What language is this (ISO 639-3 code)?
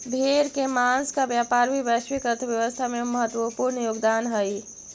mag